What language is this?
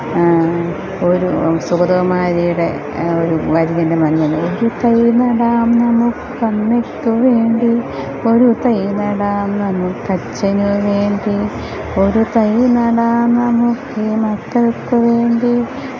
Malayalam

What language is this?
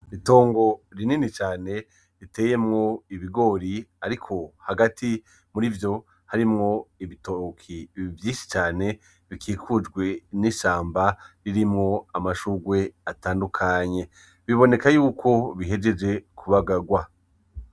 Rundi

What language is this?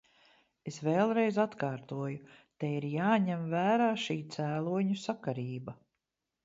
Latvian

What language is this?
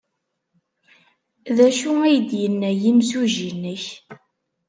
Kabyle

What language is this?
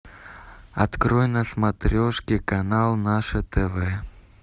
Russian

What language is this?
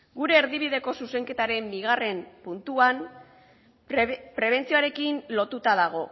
Basque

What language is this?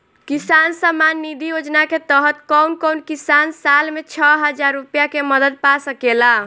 Bhojpuri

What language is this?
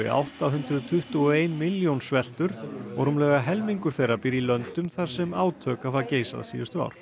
Icelandic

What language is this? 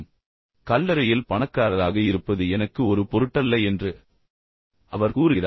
Tamil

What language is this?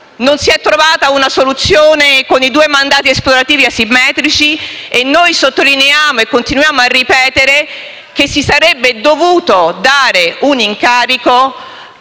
Italian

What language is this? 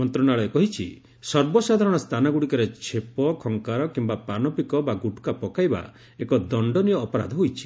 Odia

